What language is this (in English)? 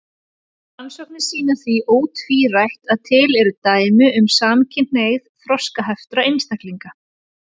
Icelandic